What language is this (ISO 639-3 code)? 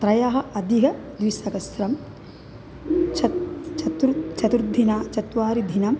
san